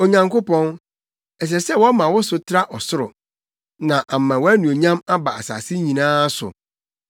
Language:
Akan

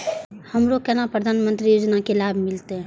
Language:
Maithili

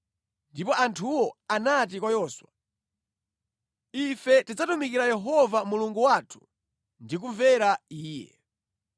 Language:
Nyanja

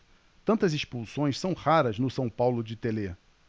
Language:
Portuguese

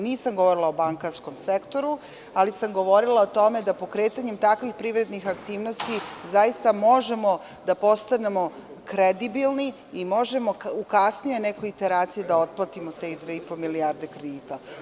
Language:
Serbian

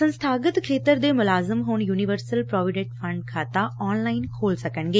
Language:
Punjabi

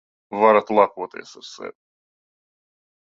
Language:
Latvian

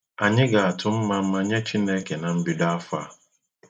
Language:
Igbo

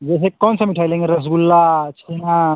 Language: Hindi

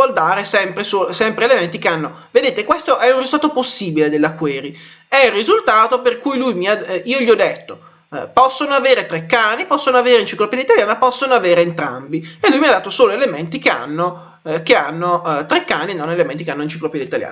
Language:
Italian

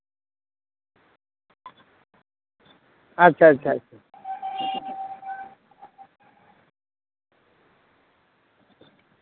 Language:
Santali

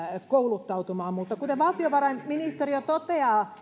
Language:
Finnish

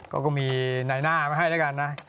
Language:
Thai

